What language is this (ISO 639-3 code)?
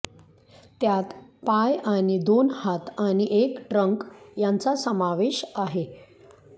mar